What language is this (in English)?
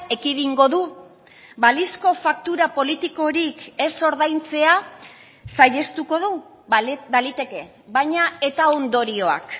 Basque